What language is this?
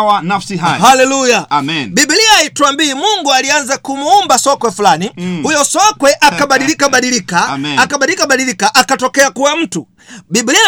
Swahili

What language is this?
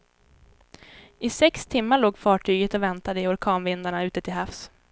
Swedish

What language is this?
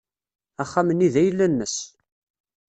Kabyle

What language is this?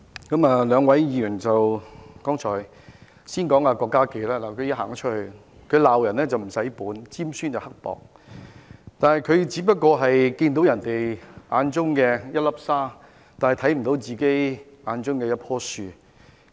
Cantonese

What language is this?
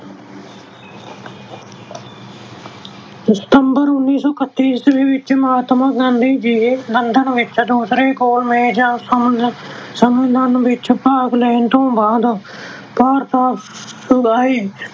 Punjabi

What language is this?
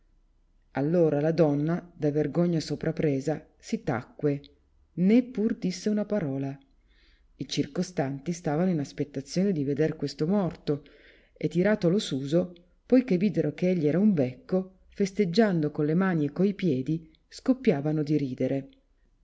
Italian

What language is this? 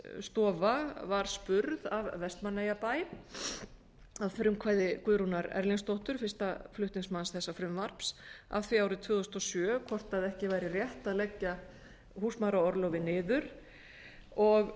Icelandic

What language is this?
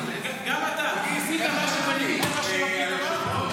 Hebrew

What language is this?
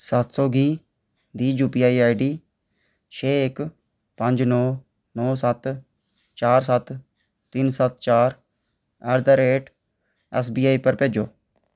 Dogri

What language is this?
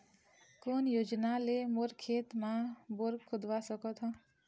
Chhattisgarhi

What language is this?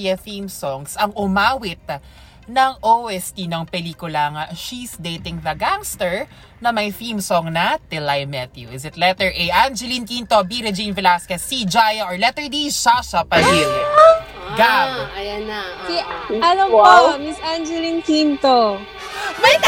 Filipino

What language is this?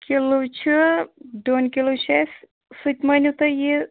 Kashmiri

